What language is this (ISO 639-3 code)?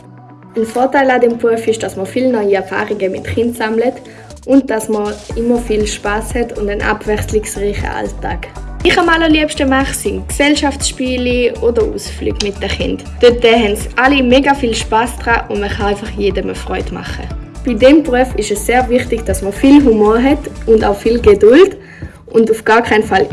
deu